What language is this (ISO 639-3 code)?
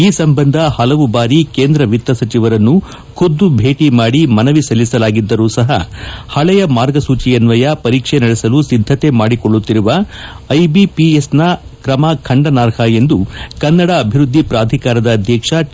kan